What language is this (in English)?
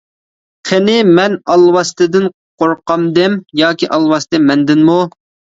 Uyghur